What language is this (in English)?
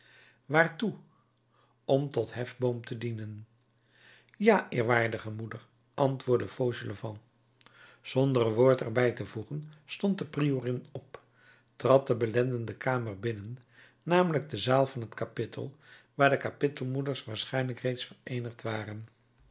Dutch